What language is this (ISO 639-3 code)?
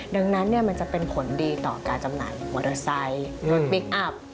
tha